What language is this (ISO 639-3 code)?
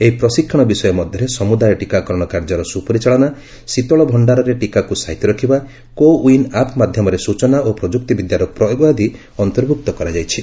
ori